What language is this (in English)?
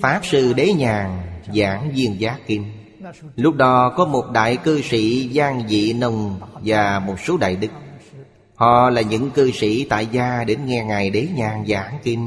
Vietnamese